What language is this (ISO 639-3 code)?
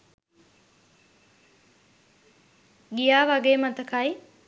sin